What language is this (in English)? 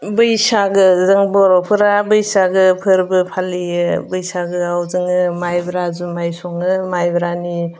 Bodo